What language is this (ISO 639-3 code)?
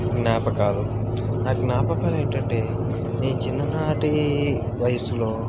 tel